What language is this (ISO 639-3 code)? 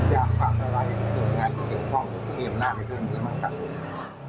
tha